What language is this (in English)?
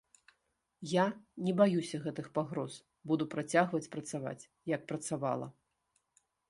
Belarusian